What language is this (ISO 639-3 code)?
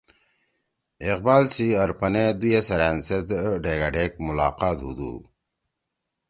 trw